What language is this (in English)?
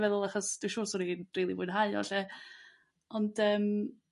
Welsh